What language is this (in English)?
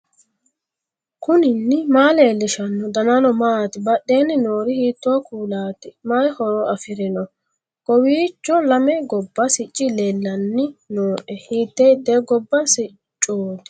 Sidamo